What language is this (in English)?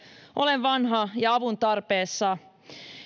Finnish